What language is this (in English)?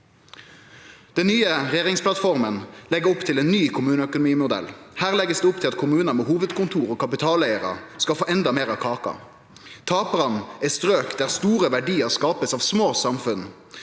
Norwegian